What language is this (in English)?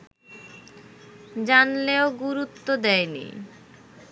Bangla